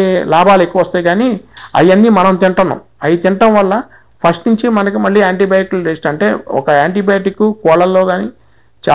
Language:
Telugu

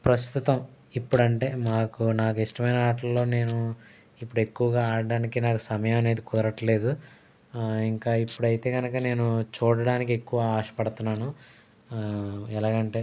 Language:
Telugu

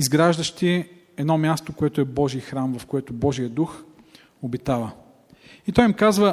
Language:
Bulgarian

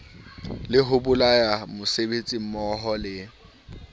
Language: Southern Sotho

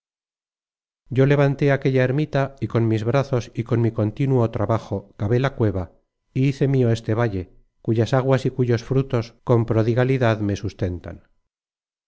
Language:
Spanish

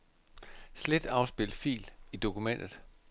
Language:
Danish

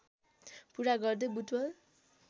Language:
Nepali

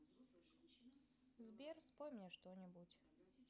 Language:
Russian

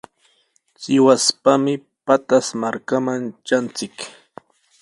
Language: Sihuas Ancash Quechua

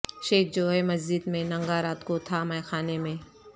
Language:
Urdu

